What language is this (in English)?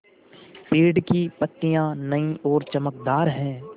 Hindi